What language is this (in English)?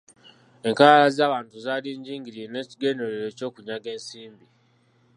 Ganda